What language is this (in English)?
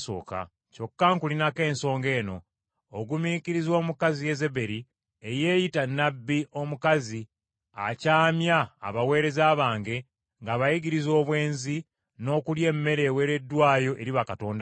Ganda